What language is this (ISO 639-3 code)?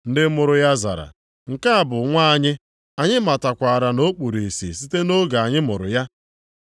ibo